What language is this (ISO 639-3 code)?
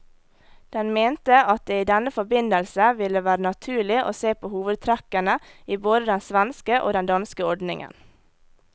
nor